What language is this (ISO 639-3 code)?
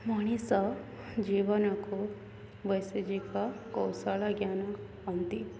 ori